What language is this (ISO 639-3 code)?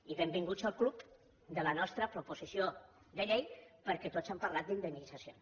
cat